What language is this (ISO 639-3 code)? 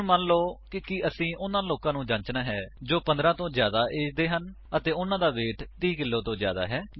pan